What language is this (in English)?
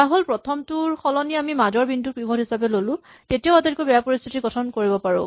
Assamese